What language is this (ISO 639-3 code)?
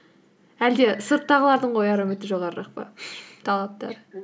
kaz